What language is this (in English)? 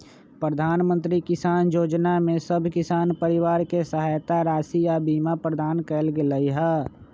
Magahi